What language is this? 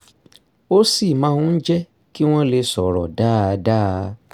Yoruba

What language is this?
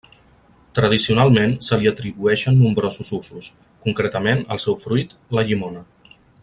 Catalan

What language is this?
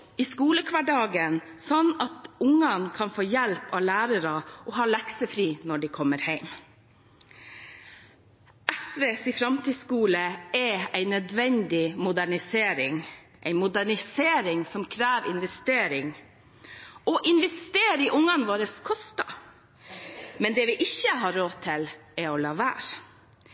Norwegian Bokmål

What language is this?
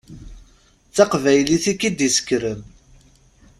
Kabyle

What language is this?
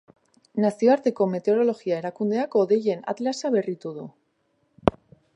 Basque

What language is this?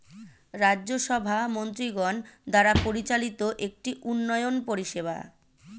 Bangla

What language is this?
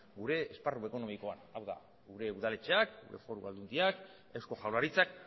Basque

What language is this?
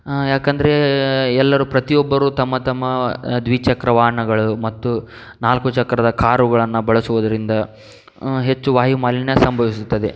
Kannada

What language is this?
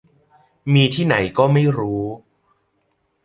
Thai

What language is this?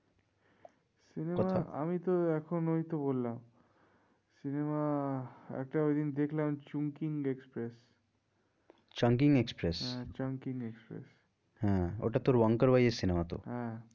Bangla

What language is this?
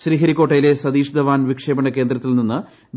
Malayalam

